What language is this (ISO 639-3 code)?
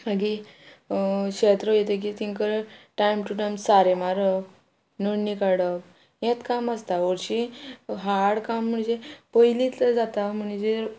kok